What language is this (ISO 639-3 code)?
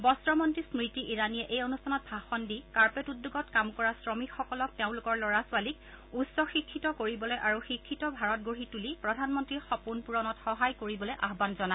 asm